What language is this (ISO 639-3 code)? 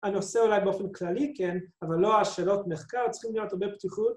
heb